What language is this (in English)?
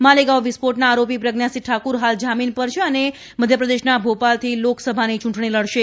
Gujarati